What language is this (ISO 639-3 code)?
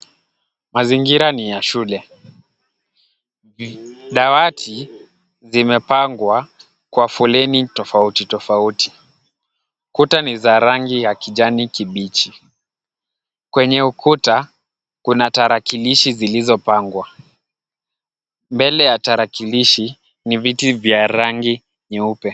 swa